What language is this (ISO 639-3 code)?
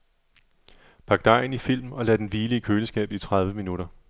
dan